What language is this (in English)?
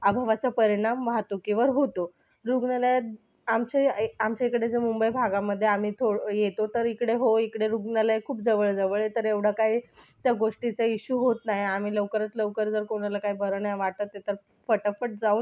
Marathi